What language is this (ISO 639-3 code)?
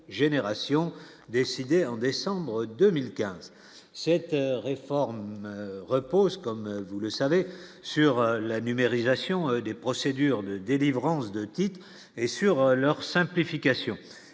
fra